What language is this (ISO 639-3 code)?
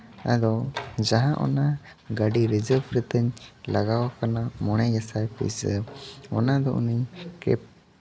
sat